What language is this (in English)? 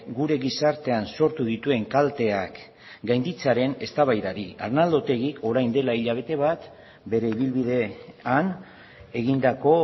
Basque